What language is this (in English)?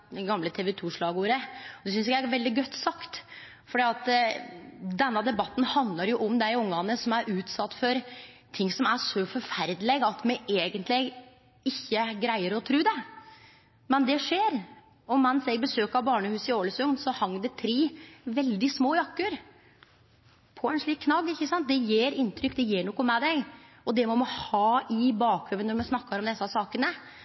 Norwegian Nynorsk